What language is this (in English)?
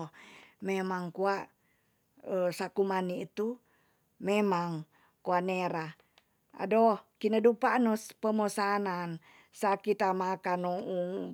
Tonsea